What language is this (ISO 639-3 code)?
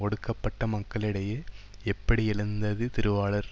tam